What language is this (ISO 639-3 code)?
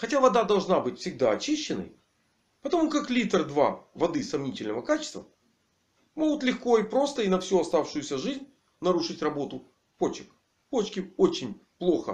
rus